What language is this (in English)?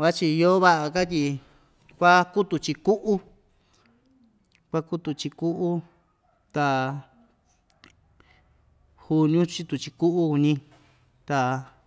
Ixtayutla Mixtec